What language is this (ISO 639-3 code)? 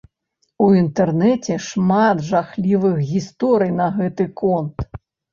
bel